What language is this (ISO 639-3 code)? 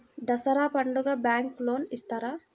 tel